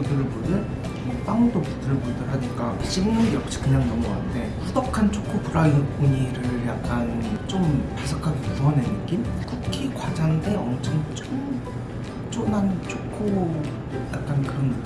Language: Korean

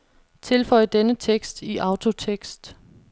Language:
Danish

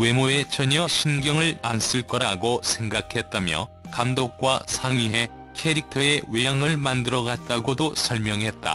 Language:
Korean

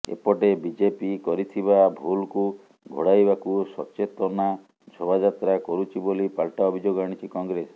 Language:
Odia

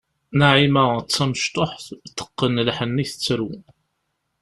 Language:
Kabyle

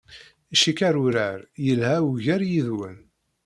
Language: Kabyle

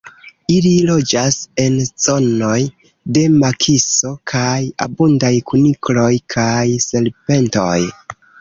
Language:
Esperanto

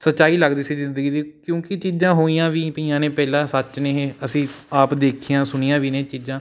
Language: Punjabi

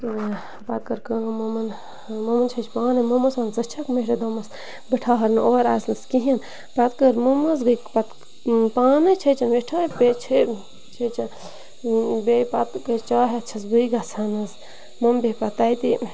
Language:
Kashmiri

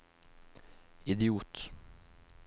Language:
Norwegian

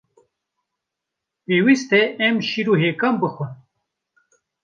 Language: Kurdish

